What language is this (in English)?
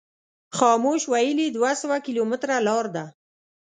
Pashto